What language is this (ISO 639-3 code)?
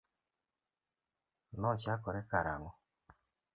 luo